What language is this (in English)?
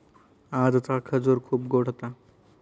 Marathi